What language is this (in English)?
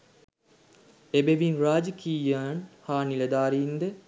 Sinhala